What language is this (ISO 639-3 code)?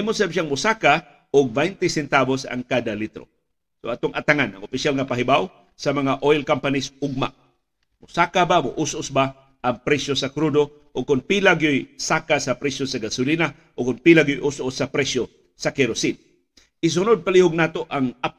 fil